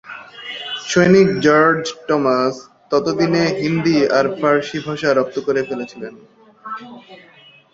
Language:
Bangla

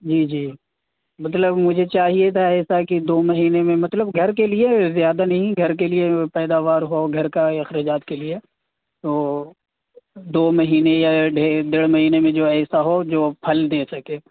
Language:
Urdu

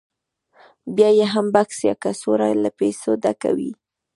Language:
Pashto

